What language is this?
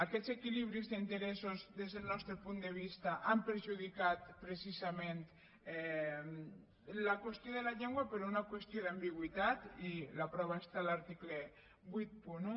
Catalan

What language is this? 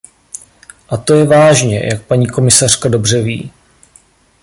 Czech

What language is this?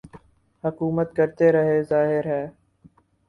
Urdu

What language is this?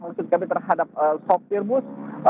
Indonesian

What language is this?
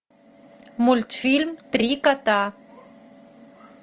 Russian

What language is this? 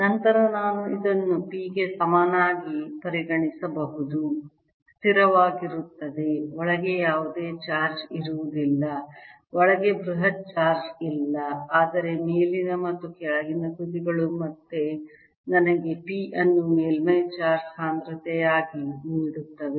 Kannada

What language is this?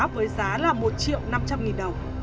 Vietnamese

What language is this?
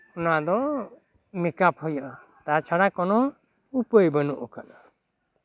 Santali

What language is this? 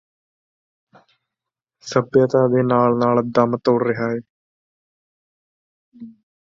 Punjabi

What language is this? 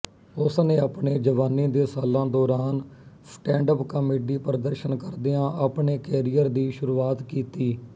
Punjabi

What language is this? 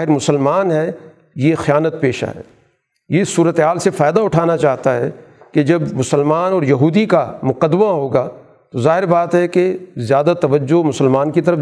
Urdu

